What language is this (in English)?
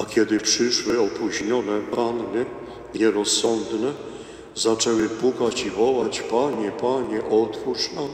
Polish